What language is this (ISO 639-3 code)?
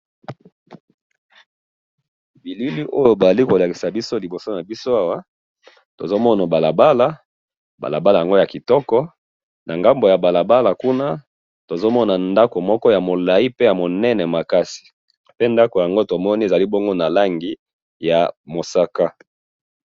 lin